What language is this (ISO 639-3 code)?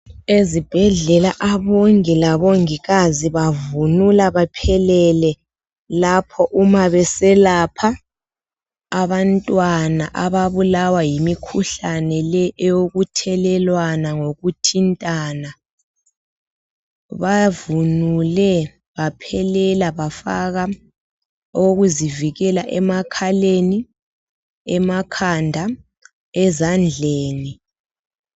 nde